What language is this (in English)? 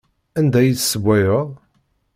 Kabyle